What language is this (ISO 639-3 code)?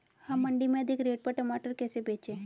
hin